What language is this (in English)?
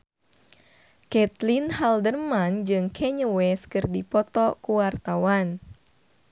Sundanese